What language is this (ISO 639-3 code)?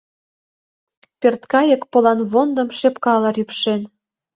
chm